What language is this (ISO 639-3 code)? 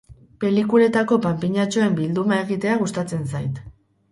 eus